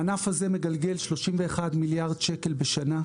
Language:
Hebrew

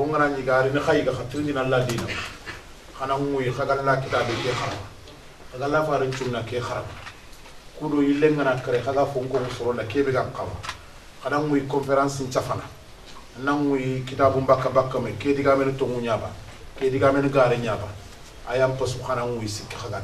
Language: Arabic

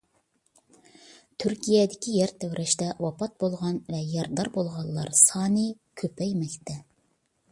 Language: Uyghur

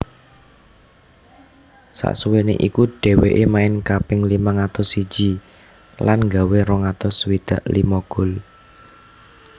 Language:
Javanese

